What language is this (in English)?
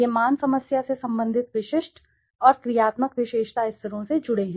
Hindi